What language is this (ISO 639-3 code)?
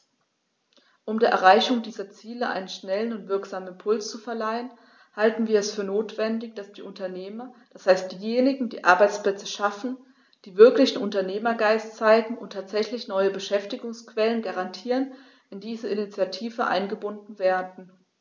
deu